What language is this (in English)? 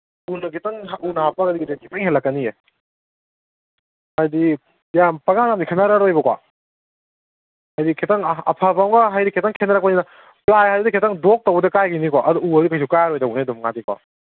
Manipuri